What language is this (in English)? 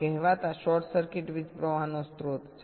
Gujarati